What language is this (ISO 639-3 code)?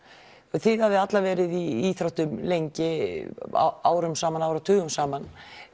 isl